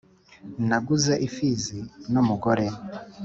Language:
Kinyarwanda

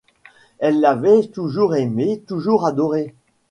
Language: French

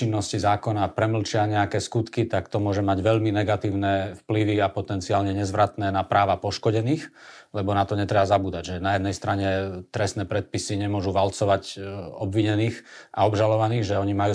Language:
Slovak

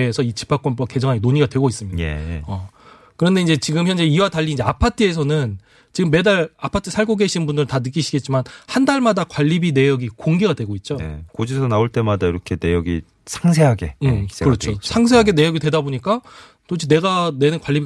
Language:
Korean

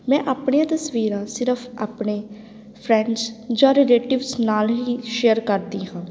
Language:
Punjabi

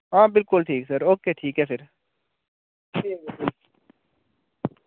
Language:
Dogri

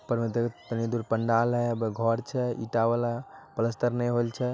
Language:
Magahi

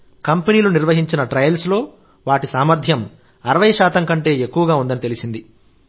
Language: Telugu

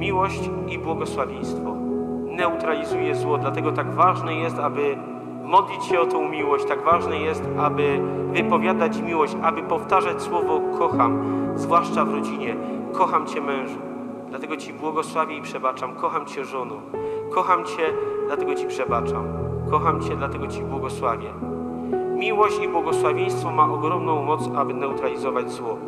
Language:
Polish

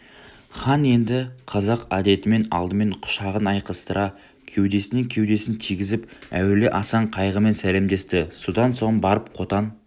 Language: Kazakh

